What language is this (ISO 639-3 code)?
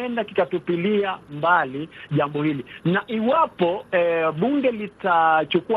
swa